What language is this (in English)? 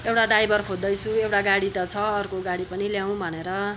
Nepali